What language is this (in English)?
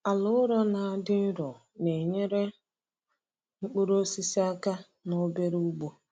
Igbo